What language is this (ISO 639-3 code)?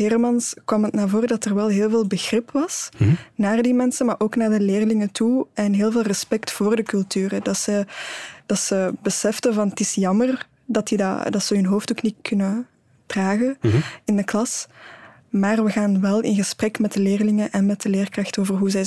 nld